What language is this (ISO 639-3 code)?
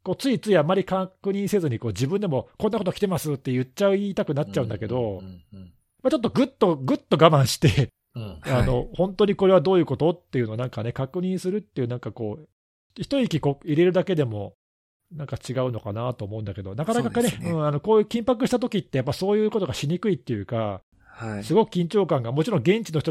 jpn